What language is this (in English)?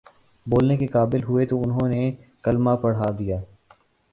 Urdu